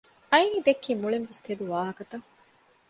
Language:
Divehi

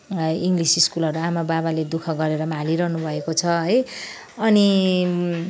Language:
Nepali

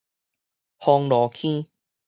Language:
Min Nan Chinese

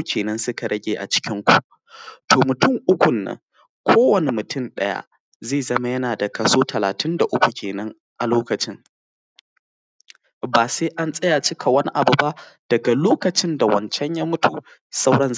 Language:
Hausa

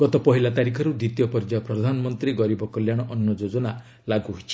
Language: Odia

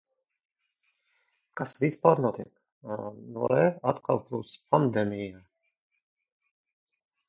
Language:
Latvian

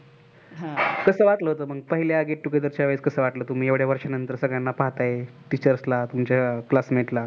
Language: Marathi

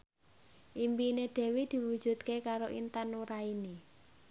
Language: Javanese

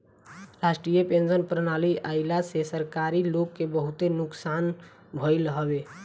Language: Bhojpuri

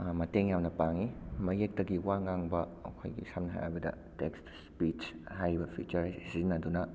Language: Manipuri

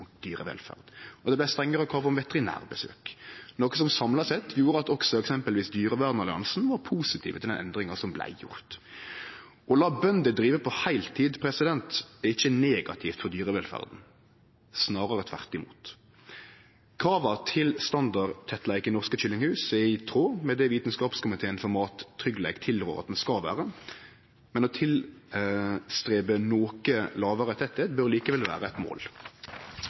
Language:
Norwegian Nynorsk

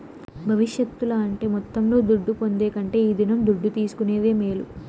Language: Telugu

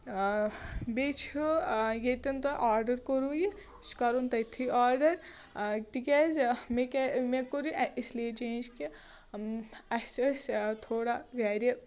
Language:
Kashmiri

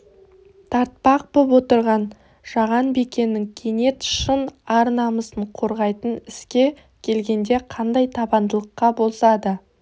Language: Kazakh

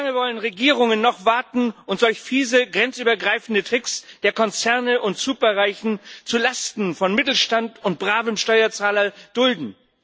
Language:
German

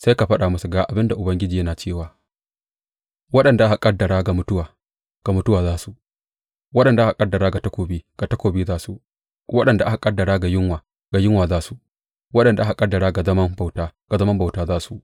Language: Hausa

